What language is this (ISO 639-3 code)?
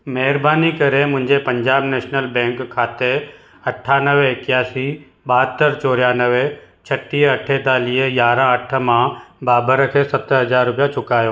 snd